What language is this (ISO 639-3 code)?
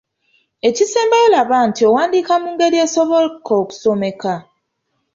lug